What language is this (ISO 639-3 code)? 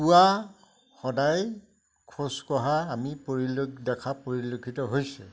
asm